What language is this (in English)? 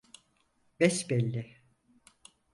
Turkish